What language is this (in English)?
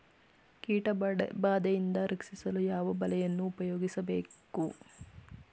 Kannada